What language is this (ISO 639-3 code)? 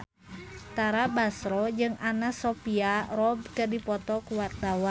sun